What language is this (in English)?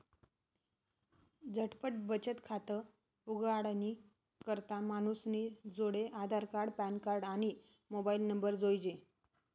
Marathi